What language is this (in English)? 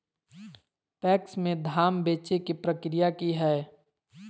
Magahi